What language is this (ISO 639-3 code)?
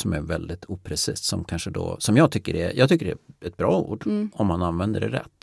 swe